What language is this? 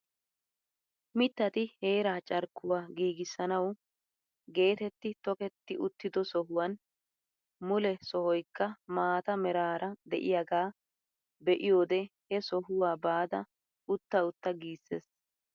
Wolaytta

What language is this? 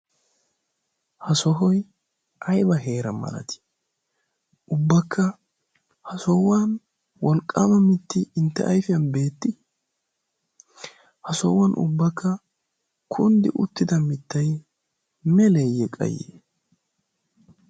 Wolaytta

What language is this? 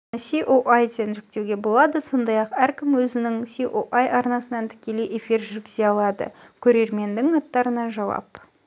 Kazakh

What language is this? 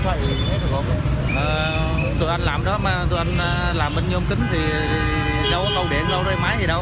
Vietnamese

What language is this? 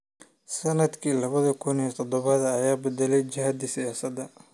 Somali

